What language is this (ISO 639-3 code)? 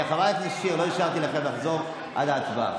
heb